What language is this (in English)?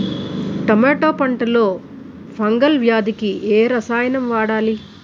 Telugu